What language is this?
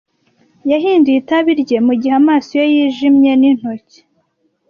Kinyarwanda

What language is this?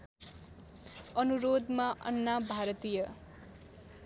Nepali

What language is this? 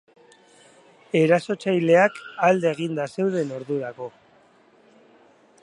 Basque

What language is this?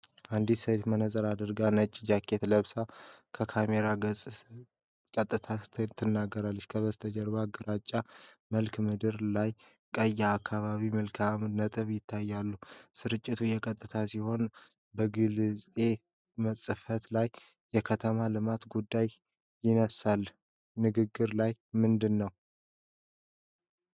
Amharic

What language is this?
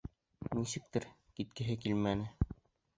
Bashkir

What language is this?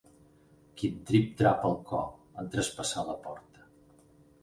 Catalan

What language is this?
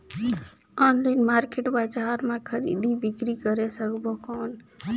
Chhattisgarhi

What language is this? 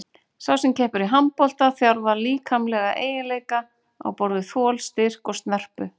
Icelandic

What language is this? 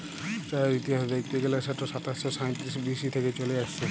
Bangla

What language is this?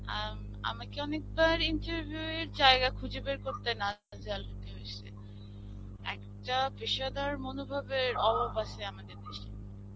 Bangla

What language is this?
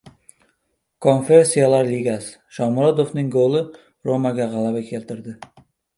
Uzbek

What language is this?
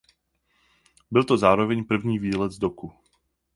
Czech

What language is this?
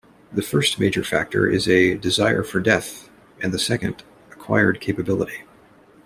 English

